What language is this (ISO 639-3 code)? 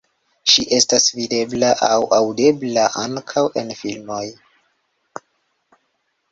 epo